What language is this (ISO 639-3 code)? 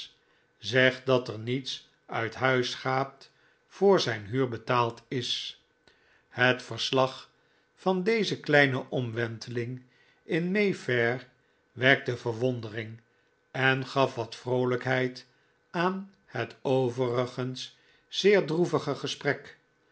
nld